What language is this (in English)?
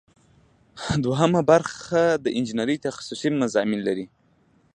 Pashto